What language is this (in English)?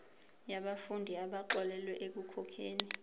Zulu